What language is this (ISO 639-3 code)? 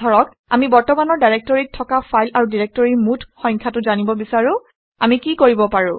asm